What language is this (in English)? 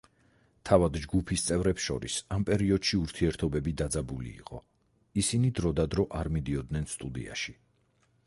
Georgian